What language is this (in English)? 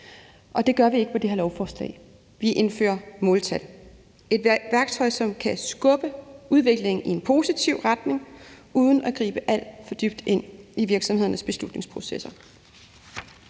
Danish